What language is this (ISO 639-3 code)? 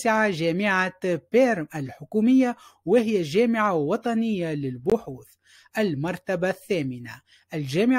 ara